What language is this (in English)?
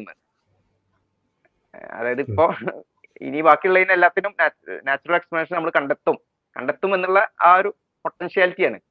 Malayalam